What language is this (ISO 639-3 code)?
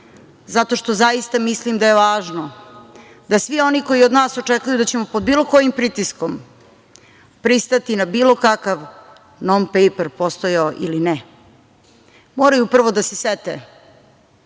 srp